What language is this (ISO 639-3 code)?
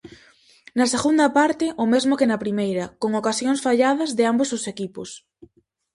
glg